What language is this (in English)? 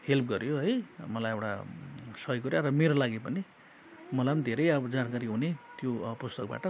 Nepali